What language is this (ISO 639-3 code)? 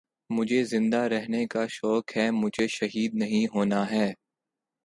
urd